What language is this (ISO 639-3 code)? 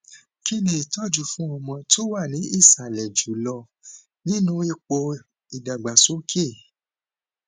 yor